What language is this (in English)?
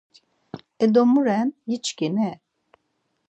Laz